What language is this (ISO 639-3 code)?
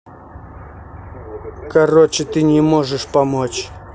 rus